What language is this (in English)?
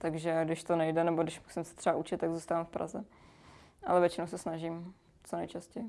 Czech